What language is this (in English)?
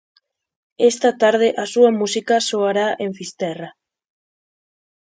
Galician